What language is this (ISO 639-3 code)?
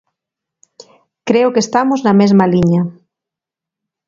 glg